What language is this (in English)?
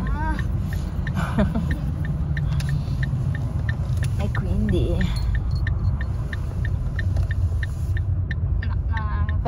Italian